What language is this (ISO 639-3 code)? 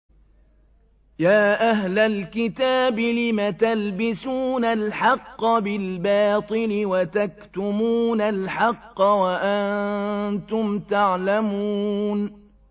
ara